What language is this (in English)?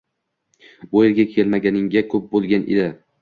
Uzbek